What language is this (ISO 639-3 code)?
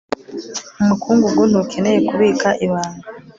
kin